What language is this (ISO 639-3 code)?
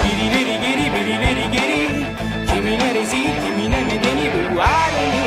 tur